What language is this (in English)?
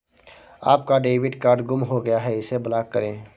Hindi